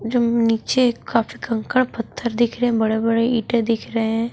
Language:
Hindi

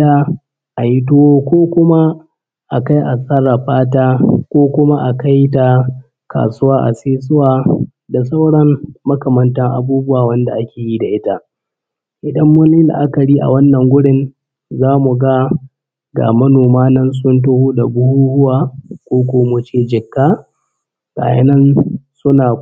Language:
Hausa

